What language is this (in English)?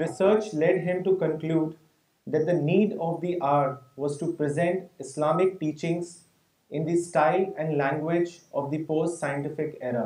Urdu